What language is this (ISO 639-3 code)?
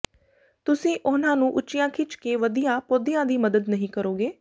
pan